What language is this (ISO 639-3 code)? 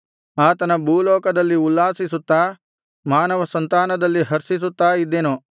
kan